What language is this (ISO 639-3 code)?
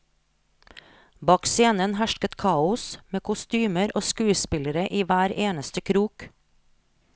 nor